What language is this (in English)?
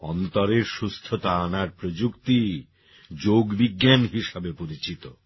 Bangla